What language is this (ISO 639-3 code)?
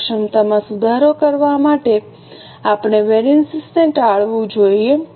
guj